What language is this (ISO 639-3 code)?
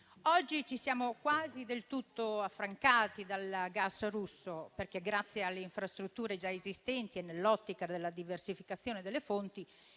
ita